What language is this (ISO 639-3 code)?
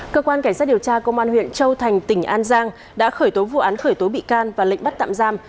vie